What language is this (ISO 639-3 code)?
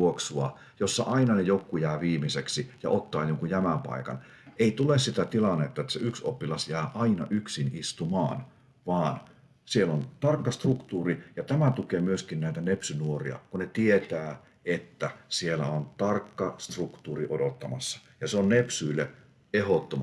fin